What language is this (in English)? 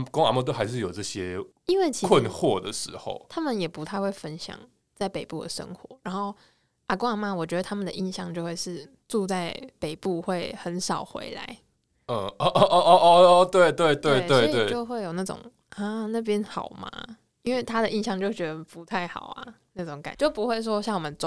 Chinese